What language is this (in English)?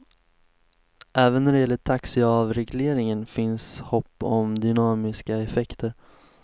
Swedish